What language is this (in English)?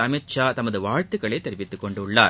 Tamil